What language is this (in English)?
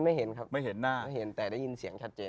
Thai